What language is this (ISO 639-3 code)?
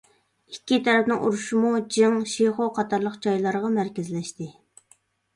uig